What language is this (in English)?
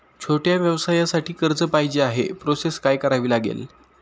Marathi